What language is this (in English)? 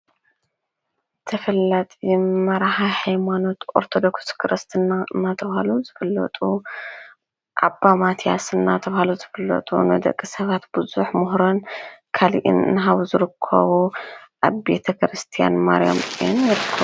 Tigrinya